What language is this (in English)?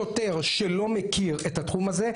Hebrew